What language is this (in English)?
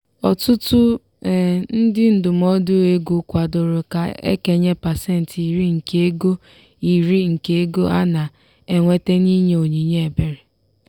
Igbo